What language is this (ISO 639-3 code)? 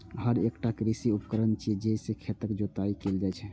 mai